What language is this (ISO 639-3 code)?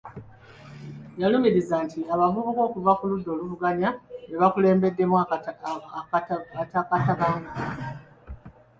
lug